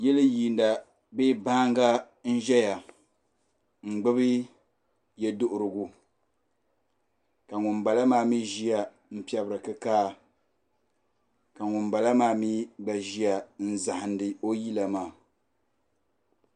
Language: Dagbani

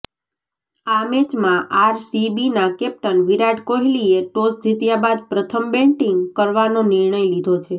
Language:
Gujarati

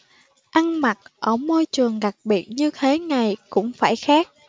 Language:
Vietnamese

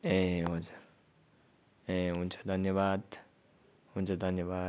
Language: Nepali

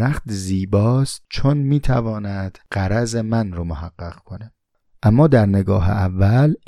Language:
Persian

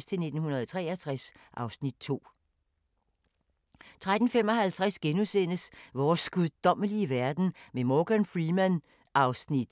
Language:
Danish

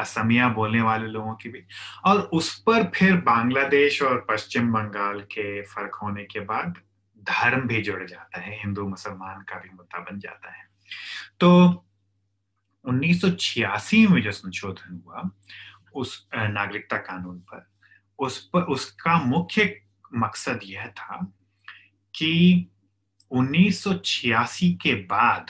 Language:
Hindi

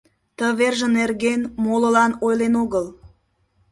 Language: Mari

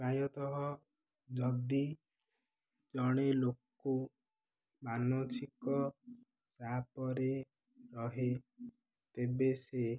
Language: Odia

